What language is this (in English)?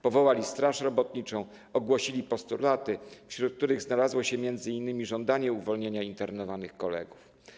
Polish